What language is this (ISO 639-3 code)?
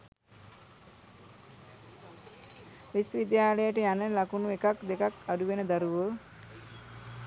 sin